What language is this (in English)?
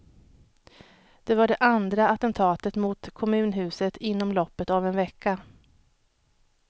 Swedish